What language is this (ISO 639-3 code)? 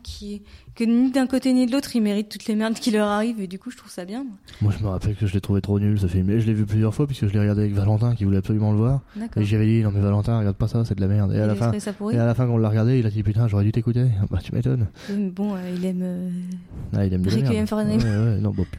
fra